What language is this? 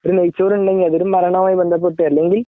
Malayalam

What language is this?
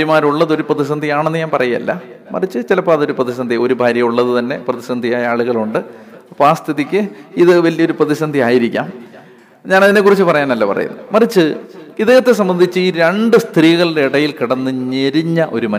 Malayalam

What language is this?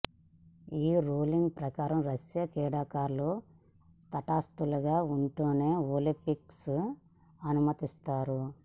Telugu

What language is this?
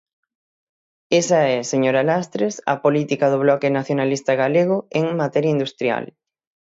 Galician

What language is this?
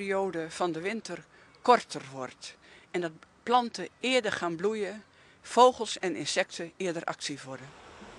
Dutch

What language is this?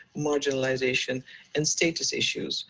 English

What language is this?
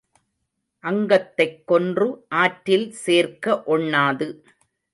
Tamil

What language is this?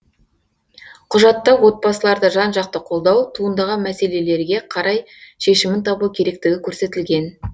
Kazakh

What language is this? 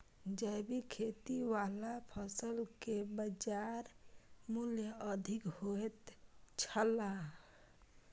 Maithili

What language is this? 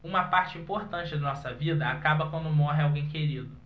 Portuguese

